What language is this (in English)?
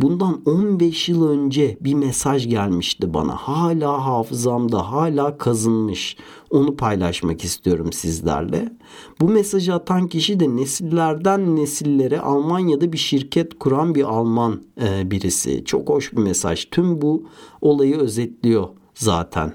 Turkish